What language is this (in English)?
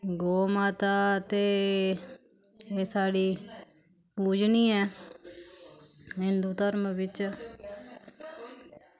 Dogri